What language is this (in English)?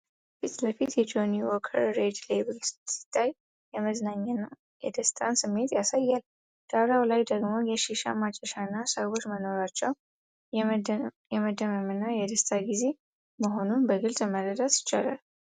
Amharic